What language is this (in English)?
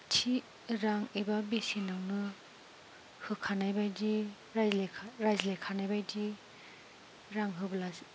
Bodo